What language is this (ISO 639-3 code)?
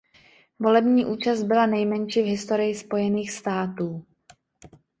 ces